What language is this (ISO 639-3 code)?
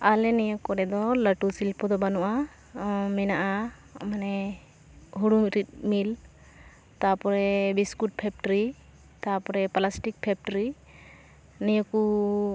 sat